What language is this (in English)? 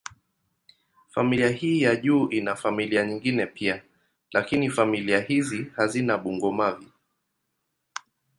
Swahili